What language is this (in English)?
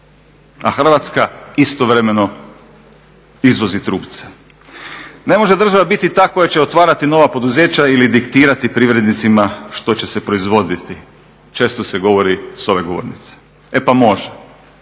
Croatian